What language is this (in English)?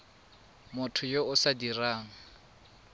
Tswana